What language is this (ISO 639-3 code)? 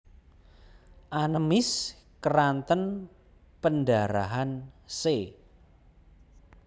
jav